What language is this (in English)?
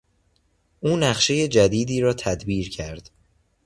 Persian